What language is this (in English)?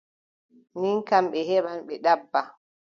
Adamawa Fulfulde